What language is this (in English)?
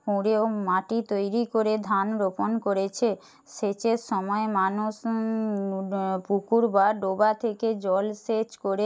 Bangla